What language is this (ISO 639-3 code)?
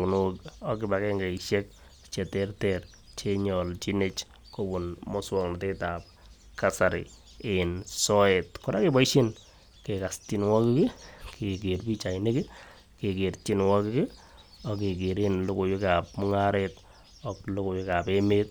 kln